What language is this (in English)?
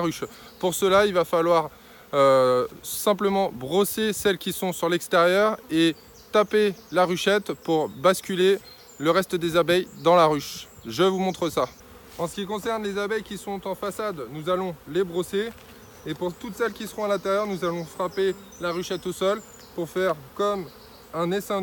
French